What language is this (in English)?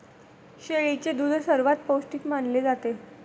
Marathi